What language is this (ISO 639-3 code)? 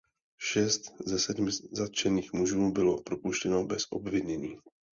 ces